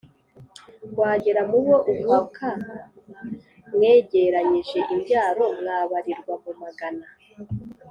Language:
Kinyarwanda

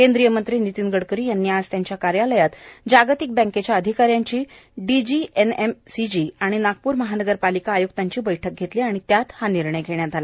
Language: Marathi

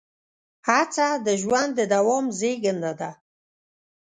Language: Pashto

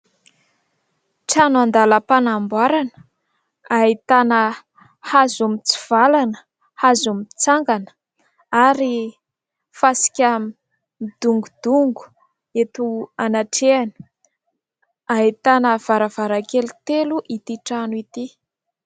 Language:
Malagasy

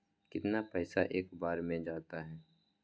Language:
Magahi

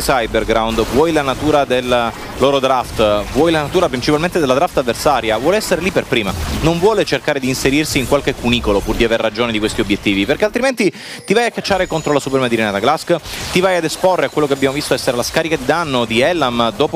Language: Italian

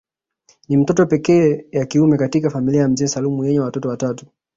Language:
Swahili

